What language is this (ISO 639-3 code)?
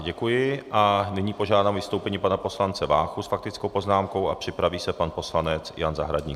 ces